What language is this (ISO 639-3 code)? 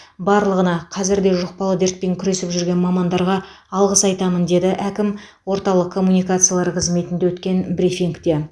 kaz